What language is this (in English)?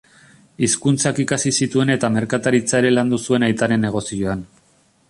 Basque